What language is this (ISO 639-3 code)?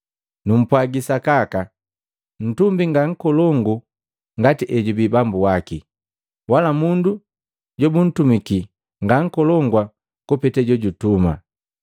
mgv